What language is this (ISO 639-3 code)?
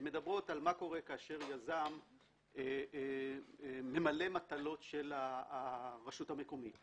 heb